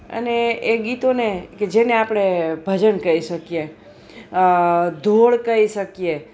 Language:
Gujarati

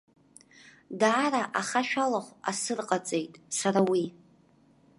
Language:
Abkhazian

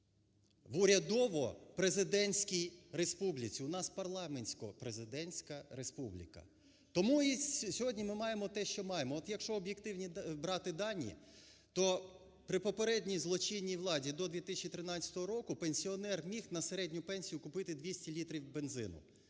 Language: Ukrainian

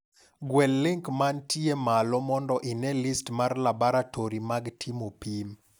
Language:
Luo (Kenya and Tanzania)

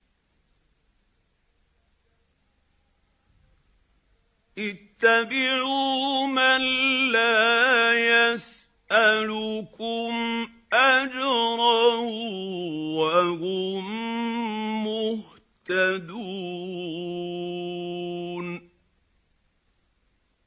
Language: Arabic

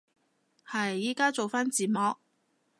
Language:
Cantonese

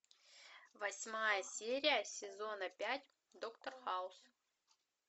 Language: Russian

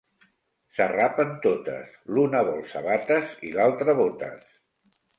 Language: Catalan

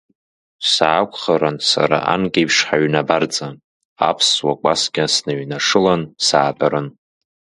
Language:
Abkhazian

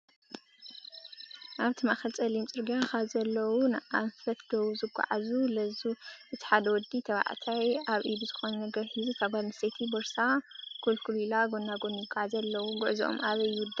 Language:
Tigrinya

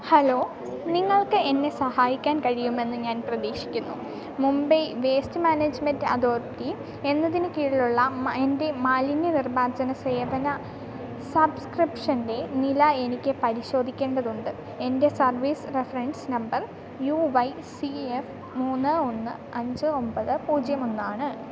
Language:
Malayalam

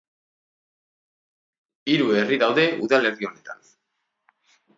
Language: Basque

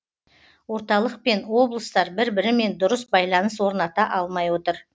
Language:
Kazakh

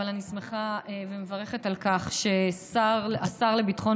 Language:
Hebrew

